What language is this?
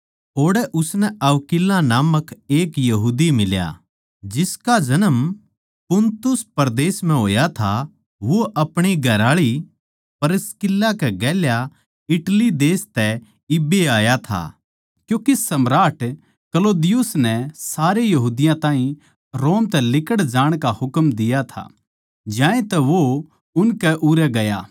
Haryanvi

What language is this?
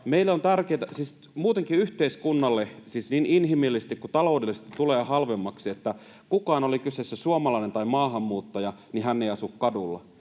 Finnish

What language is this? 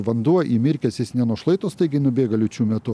Lithuanian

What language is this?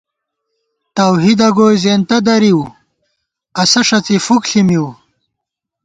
Gawar-Bati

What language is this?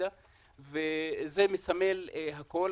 Hebrew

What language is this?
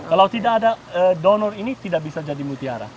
Indonesian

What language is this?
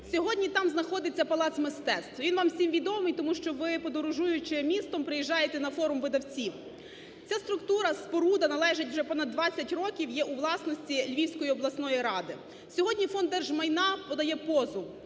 Ukrainian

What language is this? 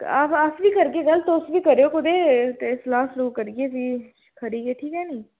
Dogri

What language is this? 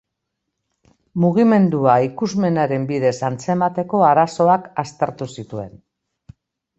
Basque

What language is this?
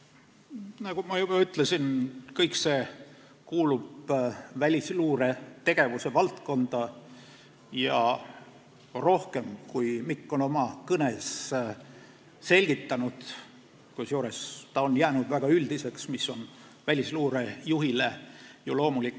Estonian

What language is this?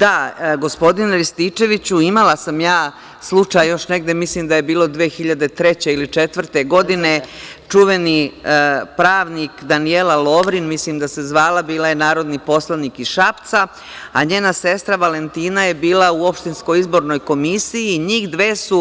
Serbian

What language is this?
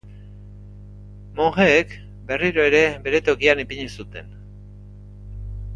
Basque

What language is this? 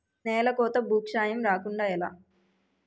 Telugu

